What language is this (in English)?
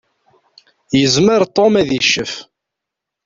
Kabyle